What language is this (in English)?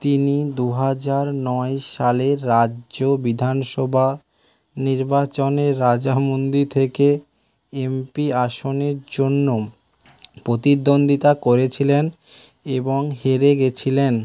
Bangla